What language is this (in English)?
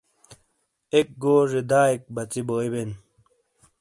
Shina